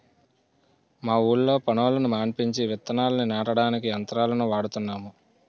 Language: Telugu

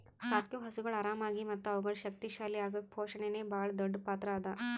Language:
Kannada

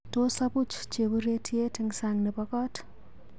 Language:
Kalenjin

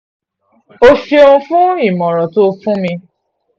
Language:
Yoruba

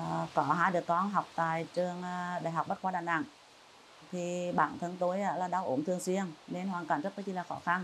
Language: Vietnamese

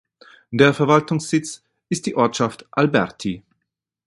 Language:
German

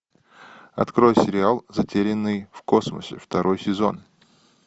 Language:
Russian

